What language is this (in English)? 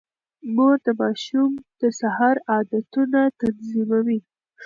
Pashto